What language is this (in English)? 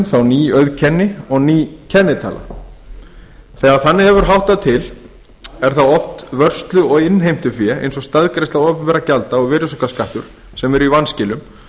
Icelandic